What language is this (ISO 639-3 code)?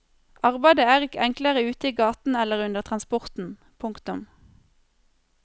nor